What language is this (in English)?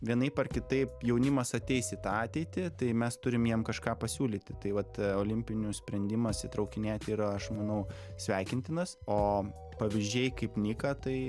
Lithuanian